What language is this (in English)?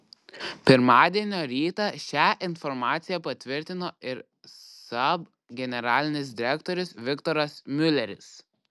Lithuanian